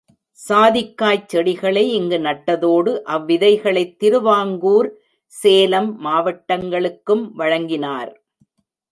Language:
Tamil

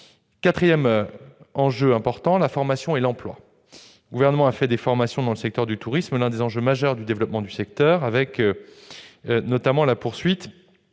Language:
French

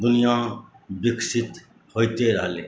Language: Maithili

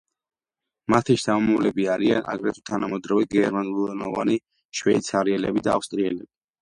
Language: Georgian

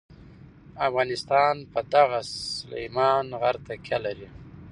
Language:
Pashto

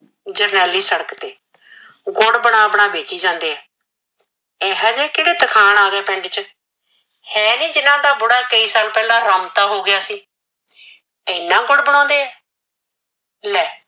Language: Punjabi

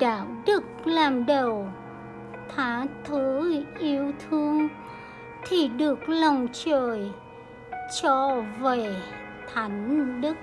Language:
Vietnamese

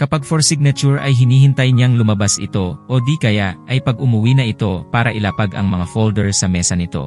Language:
Filipino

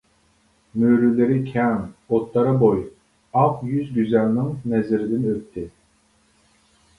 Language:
Uyghur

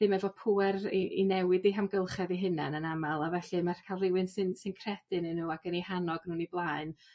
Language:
Welsh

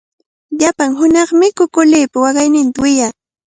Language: Cajatambo North Lima Quechua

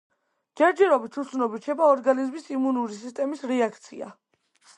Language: Georgian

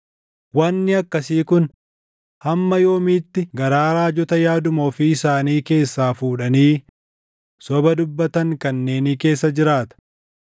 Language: Oromo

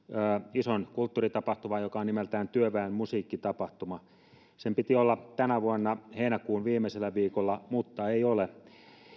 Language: Finnish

